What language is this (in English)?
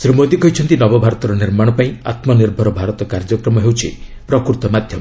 Odia